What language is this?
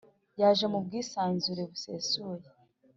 Kinyarwanda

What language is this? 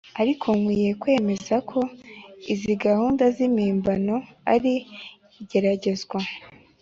Kinyarwanda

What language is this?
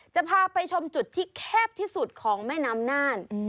Thai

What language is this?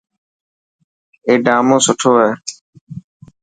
Dhatki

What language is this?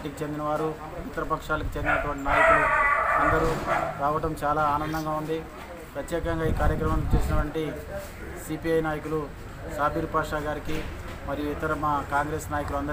Telugu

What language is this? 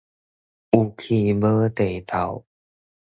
Min Nan Chinese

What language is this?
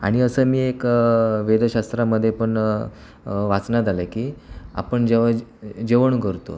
Marathi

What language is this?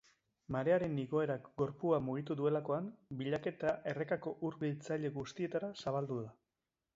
Basque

